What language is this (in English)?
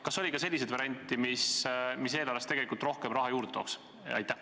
Estonian